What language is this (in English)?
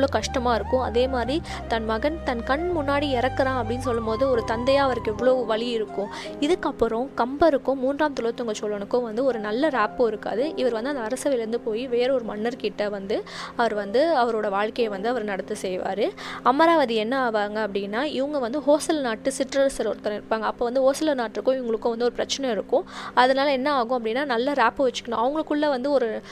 Tamil